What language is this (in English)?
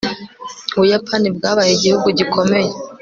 Kinyarwanda